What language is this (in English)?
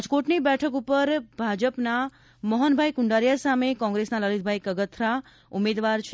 Gujarati